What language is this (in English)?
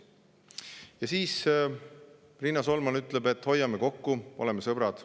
Estonian